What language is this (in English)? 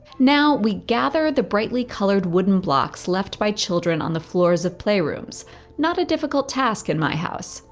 English